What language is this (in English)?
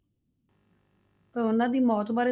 Punjabi